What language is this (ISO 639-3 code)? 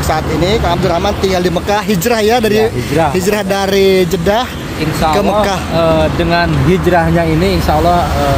ind